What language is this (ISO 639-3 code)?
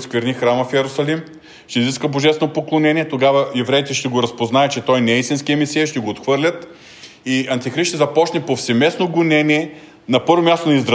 bul